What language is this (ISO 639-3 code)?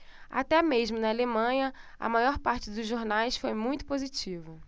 por